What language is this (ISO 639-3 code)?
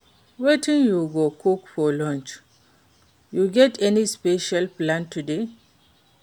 pcm